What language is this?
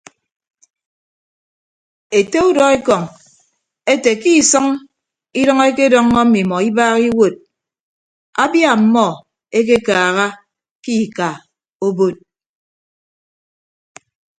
Ibibio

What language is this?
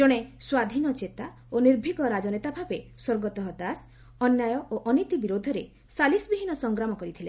Odia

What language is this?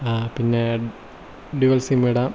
Malayalam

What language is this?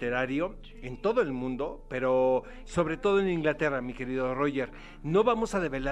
Spanish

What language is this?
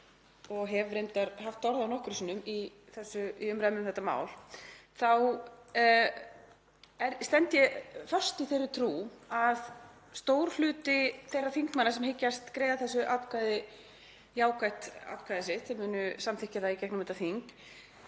Icelandic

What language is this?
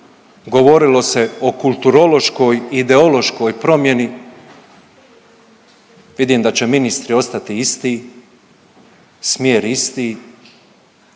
Croatian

